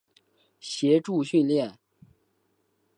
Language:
Chinese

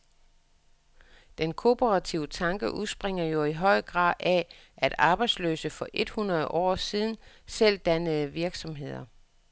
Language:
Danish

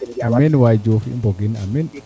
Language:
Serer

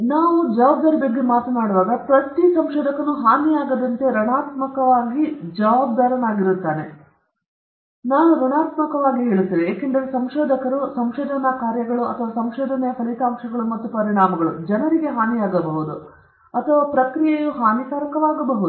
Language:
Kannada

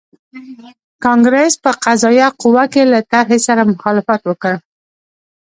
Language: Pashto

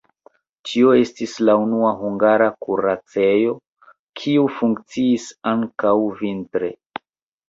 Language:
Esperanto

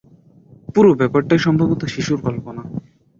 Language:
Bangla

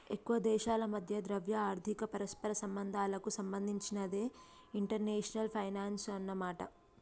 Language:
Telugu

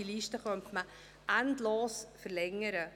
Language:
Swiss German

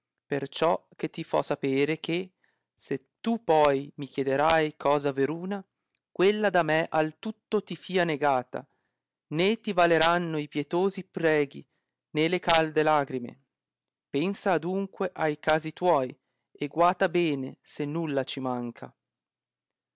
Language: Italian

